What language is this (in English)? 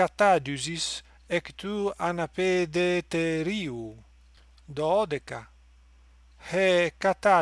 Greek